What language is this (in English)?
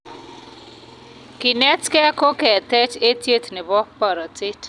Kalenjin